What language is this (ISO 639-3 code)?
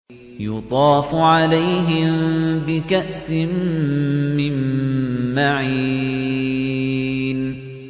ara